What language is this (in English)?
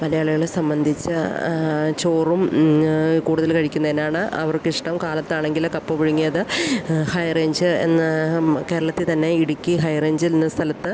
Malayalam